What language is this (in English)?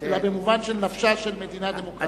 Hebrew